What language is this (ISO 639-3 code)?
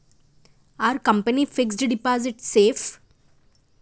tel